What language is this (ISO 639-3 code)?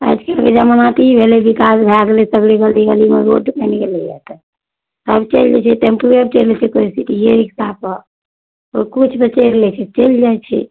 mai